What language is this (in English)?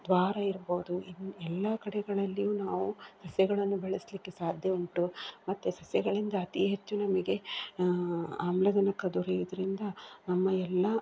Kannada